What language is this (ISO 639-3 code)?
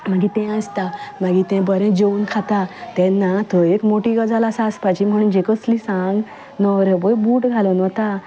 kok